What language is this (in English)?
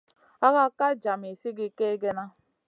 Masana